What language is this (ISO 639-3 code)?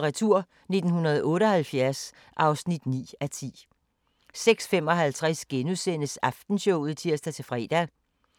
dan